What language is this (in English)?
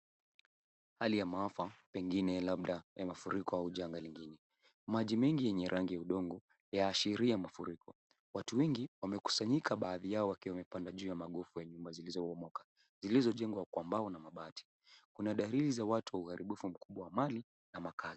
Swahili